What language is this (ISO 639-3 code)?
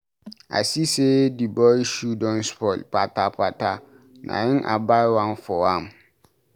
pcm